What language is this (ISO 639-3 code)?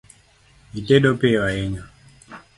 luo